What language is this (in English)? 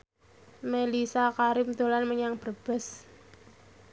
Javanese